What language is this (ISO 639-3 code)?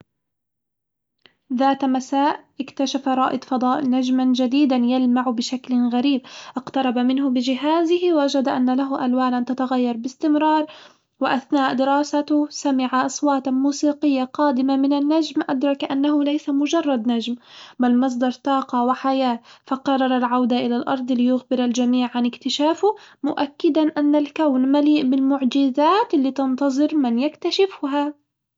acw